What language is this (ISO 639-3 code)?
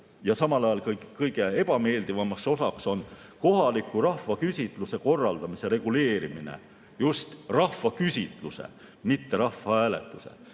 est